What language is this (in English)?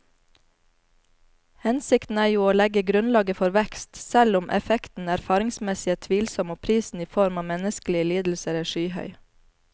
Norwegian